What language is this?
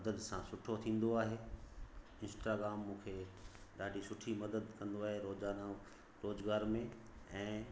Sindhi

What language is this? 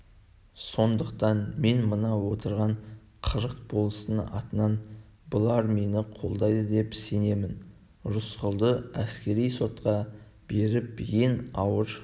Kazakh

